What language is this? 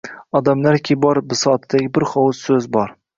Uzbek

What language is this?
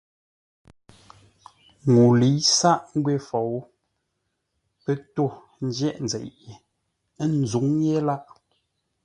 Ngombale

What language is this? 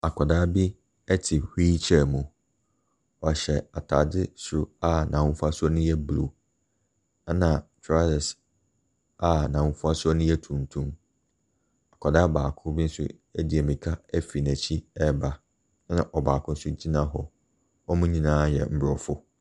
Akan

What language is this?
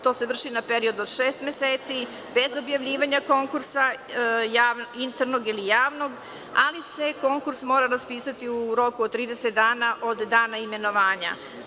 Serbian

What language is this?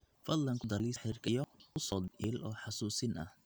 Somali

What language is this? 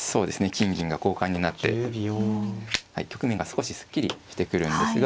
Japanese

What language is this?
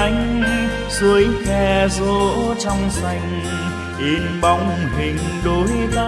Vietnamese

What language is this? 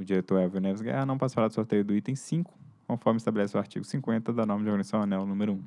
Portuguese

